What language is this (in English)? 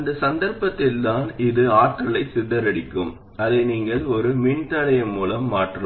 Tamil